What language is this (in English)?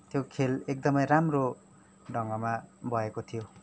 Nepali